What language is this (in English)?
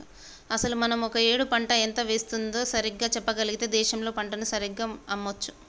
Telugu